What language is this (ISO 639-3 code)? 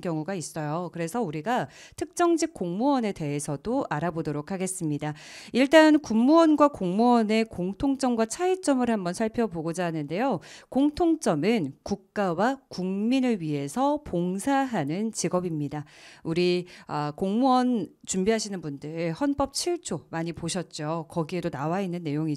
kor